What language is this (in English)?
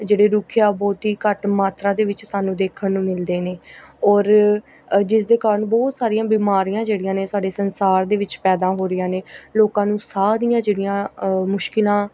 Punjabi